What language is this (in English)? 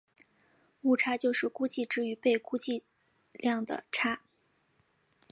Chinese